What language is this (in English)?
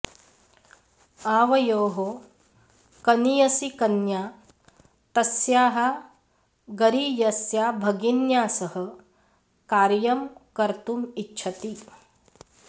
Sanskrit